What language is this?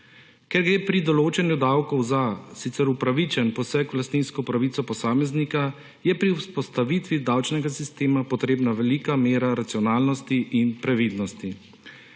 Slovenian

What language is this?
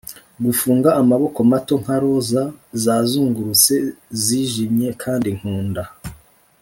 Kinyarwanda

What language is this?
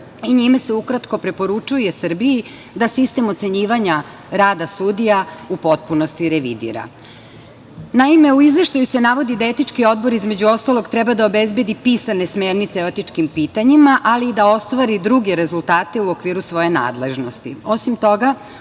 Serbian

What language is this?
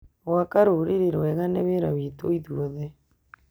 Kikuyu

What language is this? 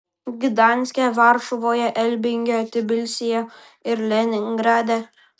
Lithuanian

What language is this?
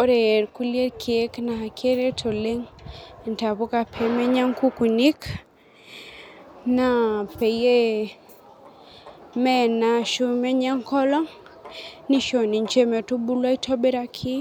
Masai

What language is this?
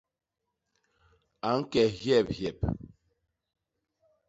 Basaa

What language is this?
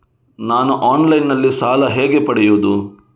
Kannada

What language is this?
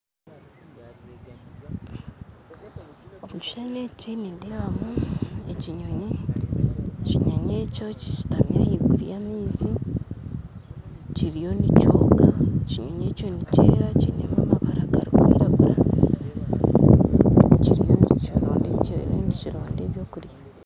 Nyankole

